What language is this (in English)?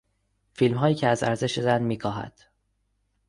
Persian